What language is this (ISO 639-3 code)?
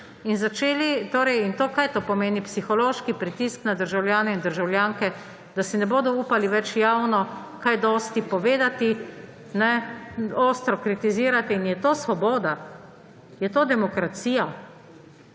slv